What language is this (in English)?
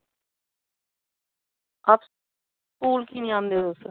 Dogri